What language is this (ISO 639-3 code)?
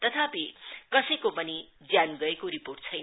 nep